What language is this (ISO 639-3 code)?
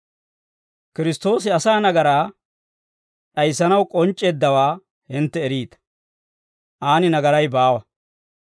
dwr